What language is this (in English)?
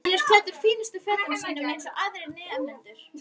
Icelandic